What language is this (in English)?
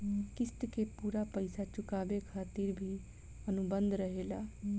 Bhojpuri